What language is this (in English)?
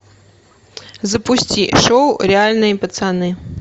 Russian